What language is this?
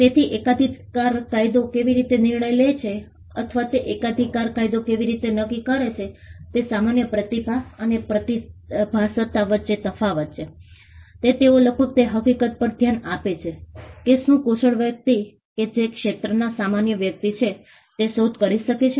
Gujarati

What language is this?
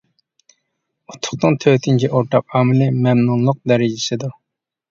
Uyghur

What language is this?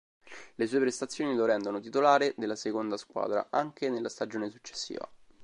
Italian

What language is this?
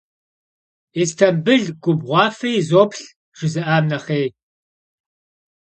Kabardian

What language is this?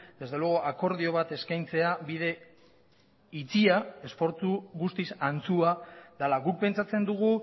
Basque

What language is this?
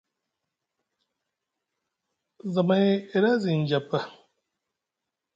Musgu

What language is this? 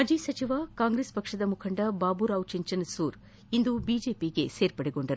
Kannada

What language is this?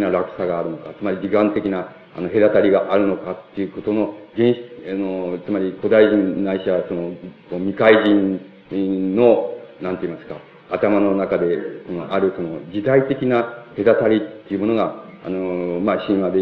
Japanese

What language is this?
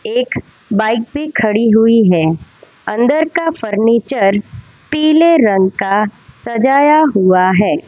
Hindi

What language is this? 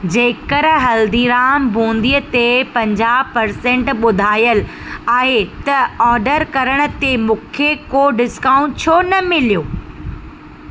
Sindhi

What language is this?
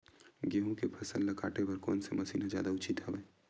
Chhattisgarhi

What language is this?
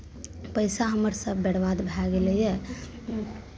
Maithili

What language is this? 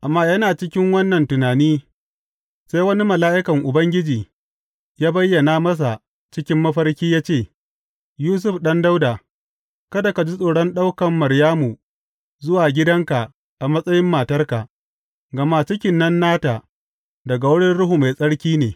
Hausa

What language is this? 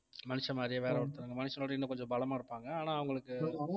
Tamil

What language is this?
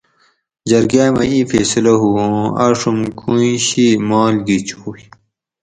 Gawri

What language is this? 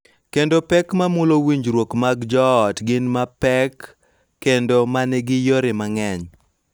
Luo (Kenya and Tanzania)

